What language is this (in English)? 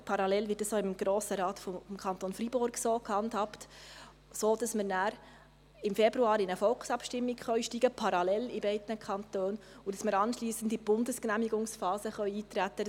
Swiss German